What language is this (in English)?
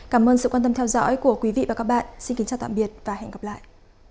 Vietnamese